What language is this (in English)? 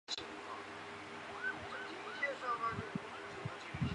Chinese